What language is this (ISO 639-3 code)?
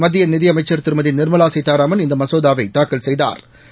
tam